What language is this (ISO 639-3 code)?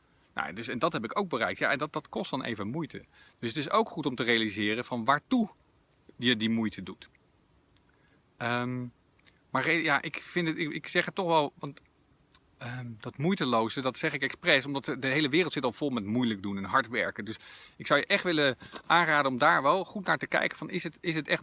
nld